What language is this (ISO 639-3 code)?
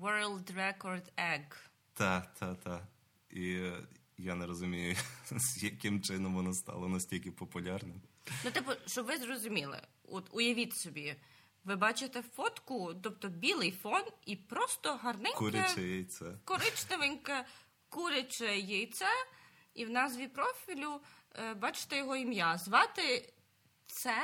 ukr